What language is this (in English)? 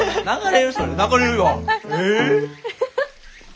Japanese